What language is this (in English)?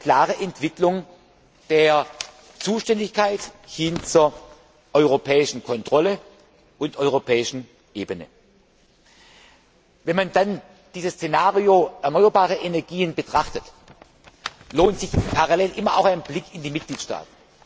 German